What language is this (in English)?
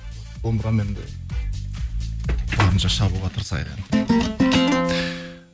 Kazakh